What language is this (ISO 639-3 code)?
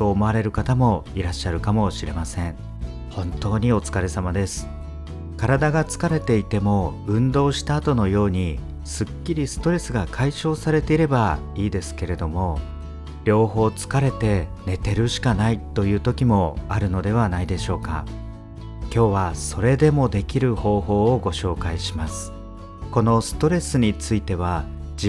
jpn